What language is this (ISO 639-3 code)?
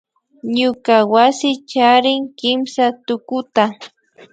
qvi